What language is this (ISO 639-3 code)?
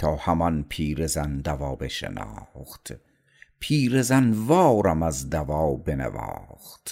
fas